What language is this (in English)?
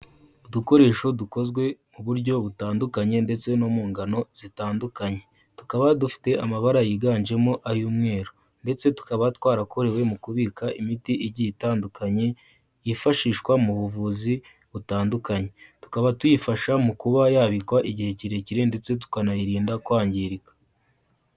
Kinyarwanda